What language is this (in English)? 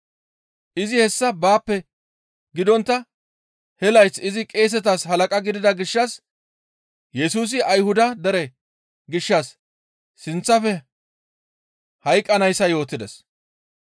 Gamo